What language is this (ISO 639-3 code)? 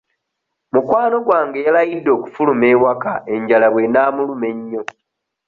lug